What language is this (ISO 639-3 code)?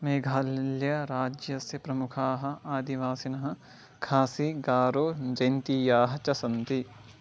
san